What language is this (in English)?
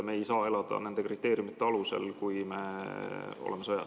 Estonian